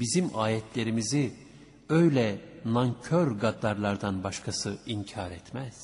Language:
Turkish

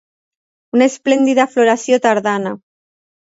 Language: Catalan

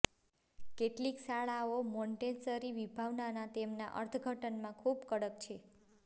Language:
Gujarati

